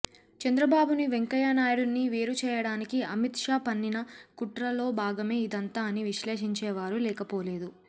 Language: Telugu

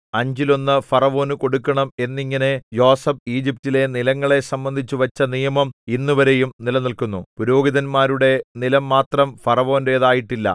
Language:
Malayalam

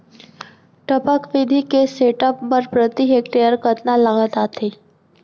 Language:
Chhattisgarhi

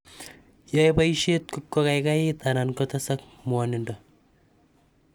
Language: Kalenjin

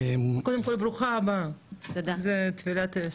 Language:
Hebrew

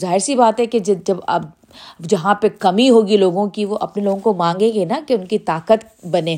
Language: Urdu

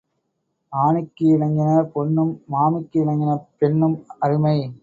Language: Tamil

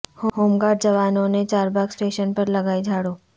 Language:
Urdu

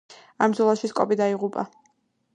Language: Georgian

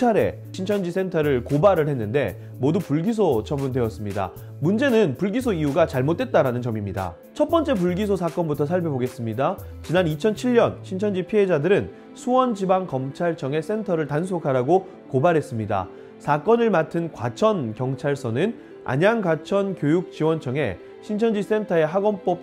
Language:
Korean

